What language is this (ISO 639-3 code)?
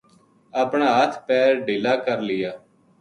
gju